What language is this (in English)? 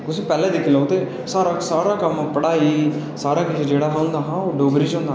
Dogri